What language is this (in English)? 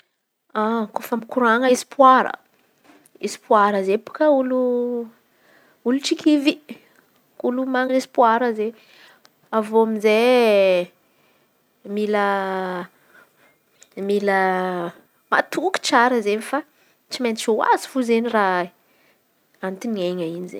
Antankarana Malagasy